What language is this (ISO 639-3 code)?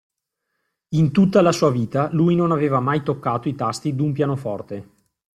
ita